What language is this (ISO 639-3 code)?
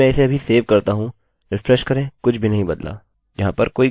hin